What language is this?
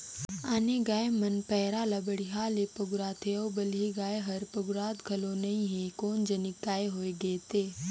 Chhattisgarhi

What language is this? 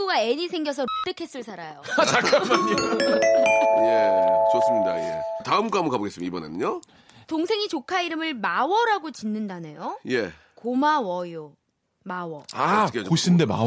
Korean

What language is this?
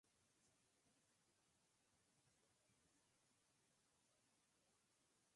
Spanish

